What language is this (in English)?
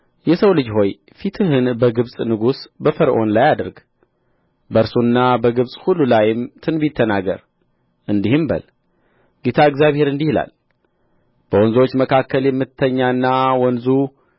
Amharic